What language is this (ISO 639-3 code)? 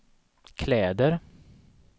swe